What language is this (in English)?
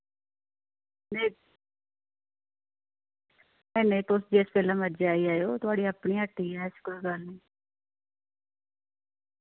Dogri